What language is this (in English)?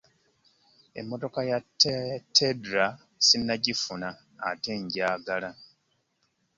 Ganda